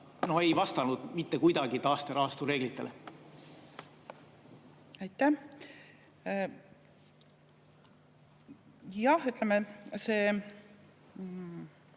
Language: Estonian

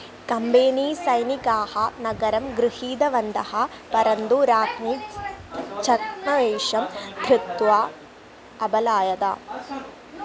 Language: Sanskrit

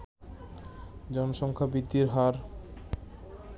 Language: Bangla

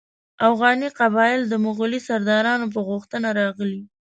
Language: Pashto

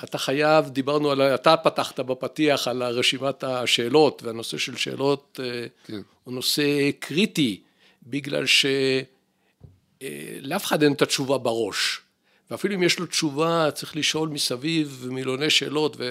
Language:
Hebrew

